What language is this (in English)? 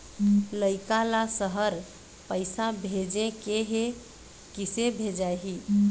Chhattisgarhi